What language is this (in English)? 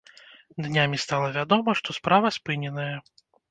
Belarusian